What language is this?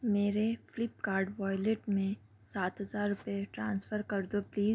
Urdu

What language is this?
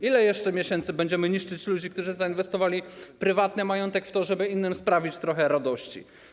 Polish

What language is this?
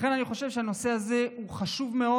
Hebrew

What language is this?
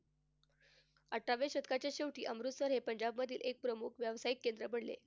Marathi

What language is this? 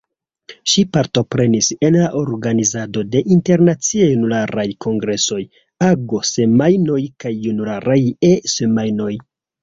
Esperanto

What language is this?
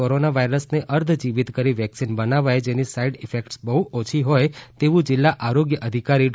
Gujarati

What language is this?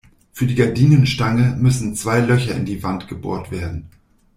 German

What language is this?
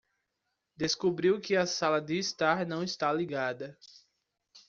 Portuguese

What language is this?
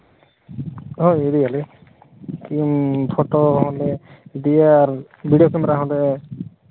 Santali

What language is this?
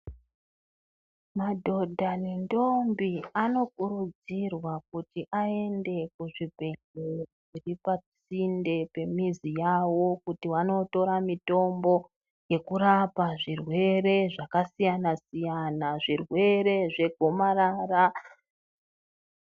Ndau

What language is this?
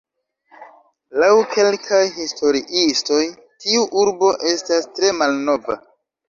Esperanto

